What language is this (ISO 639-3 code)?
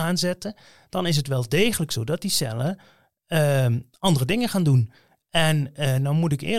nld